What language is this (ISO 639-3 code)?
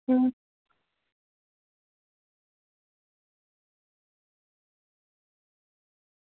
doi